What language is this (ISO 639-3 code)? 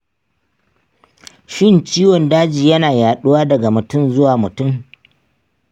hau